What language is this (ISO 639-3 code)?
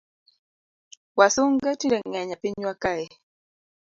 luo